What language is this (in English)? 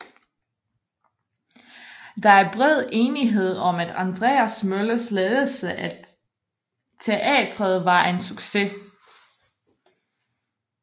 Danish